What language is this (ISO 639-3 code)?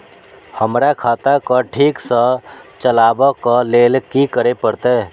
mai